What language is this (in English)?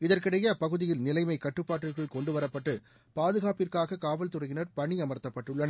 Tamil